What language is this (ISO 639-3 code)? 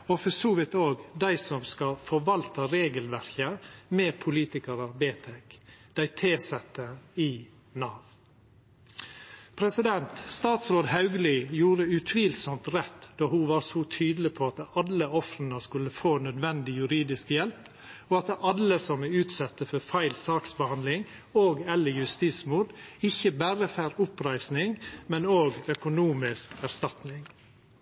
nno